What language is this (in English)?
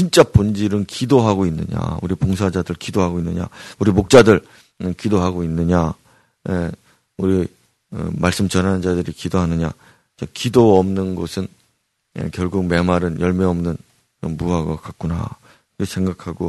Korean